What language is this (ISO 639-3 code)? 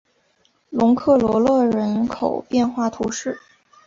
zho